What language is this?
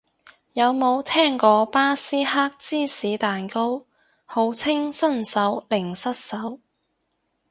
Cantonese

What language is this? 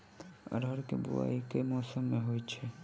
Maithili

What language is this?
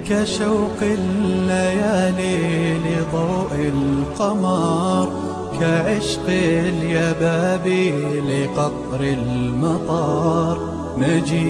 Arabic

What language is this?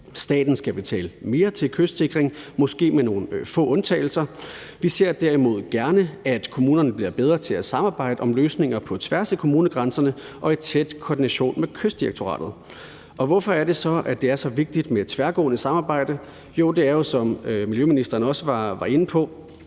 Danish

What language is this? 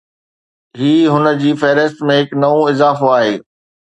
Sindhi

